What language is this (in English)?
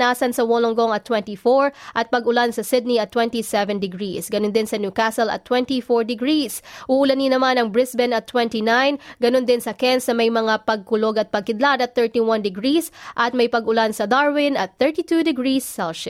Filipino